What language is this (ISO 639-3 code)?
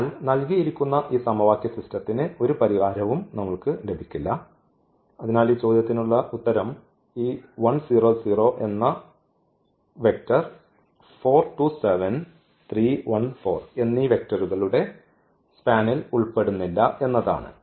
mal